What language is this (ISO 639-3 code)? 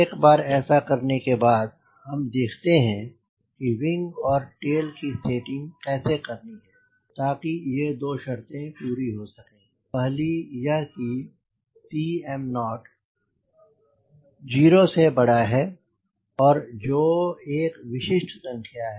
hin